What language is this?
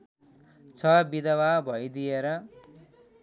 Nepali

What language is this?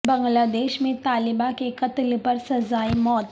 Urdu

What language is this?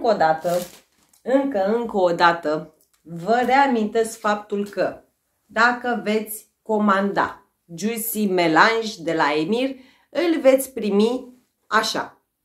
Romanian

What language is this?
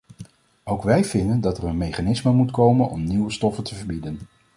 Dutch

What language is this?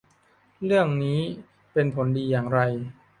Thai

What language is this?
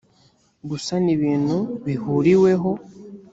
Kinyarwanda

